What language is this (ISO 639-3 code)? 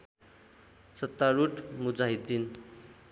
nep